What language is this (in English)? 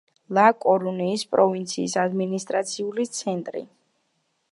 Georgian